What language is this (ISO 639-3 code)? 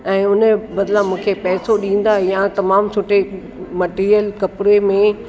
snd